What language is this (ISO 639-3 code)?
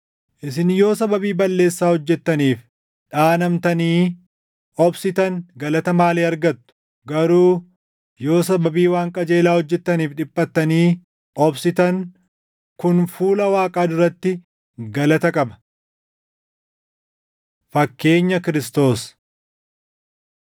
orm